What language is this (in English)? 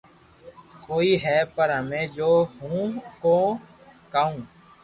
Loarki